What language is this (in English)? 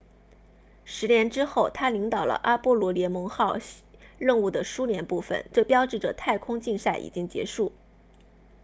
Chinese